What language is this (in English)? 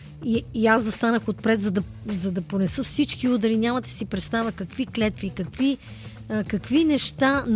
Bulgarian